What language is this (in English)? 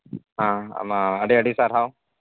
Santali